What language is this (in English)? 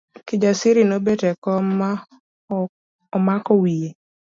Luo (Kenya and Tanzania)